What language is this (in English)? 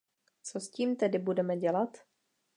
Czech